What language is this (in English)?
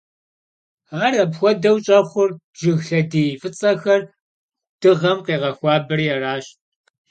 Kabardian